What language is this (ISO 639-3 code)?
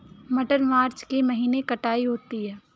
hin